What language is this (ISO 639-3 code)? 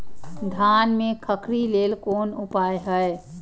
mai